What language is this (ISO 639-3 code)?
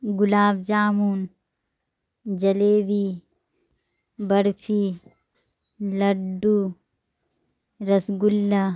urd